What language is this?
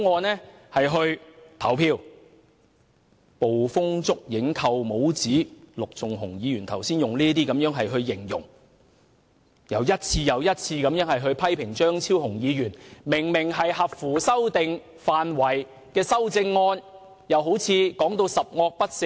Cantonese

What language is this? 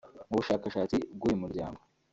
Kinyarwanda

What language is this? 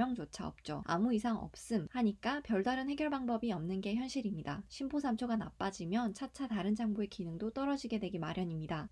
Korean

